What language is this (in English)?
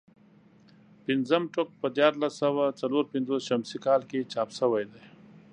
Pashto